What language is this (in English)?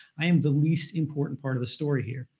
English